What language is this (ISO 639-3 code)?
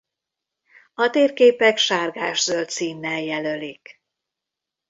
hun